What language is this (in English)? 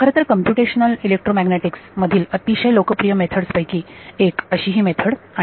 Marathi